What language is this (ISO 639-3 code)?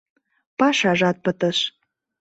chm